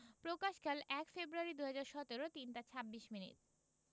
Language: Bangla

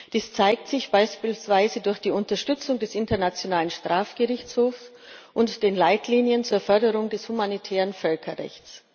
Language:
German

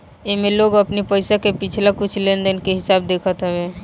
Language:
Bhojpuri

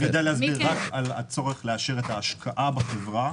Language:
Hebrew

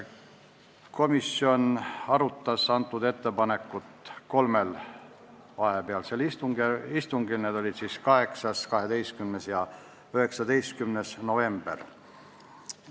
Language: Estonian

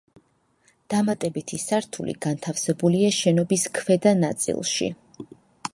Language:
Georgian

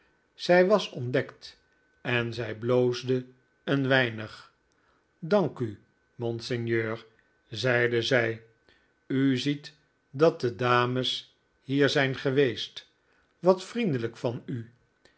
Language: Dutch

